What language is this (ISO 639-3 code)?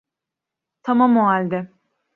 tur